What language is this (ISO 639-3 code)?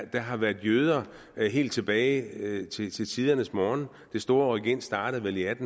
dan